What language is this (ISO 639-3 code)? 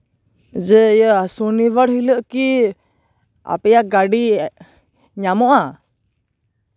sat